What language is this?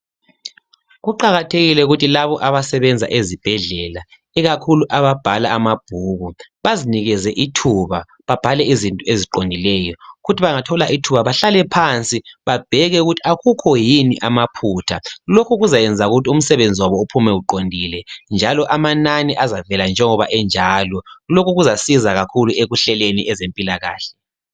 North Ndebele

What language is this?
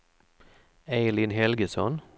Swedish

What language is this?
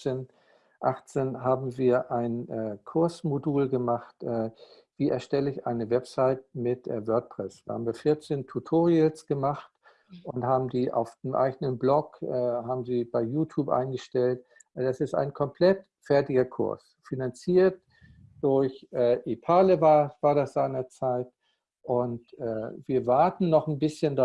German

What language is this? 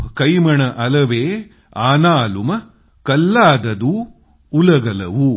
Marathi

